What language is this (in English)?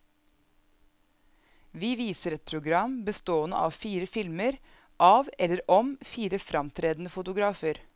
Norwegian